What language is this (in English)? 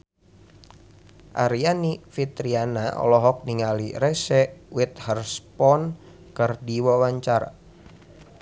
Sundanese